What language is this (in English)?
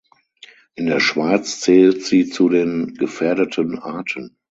German